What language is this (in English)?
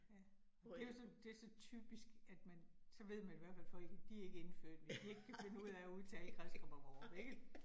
Danish